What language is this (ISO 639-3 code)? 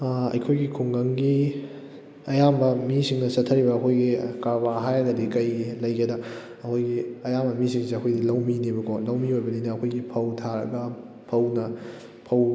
mni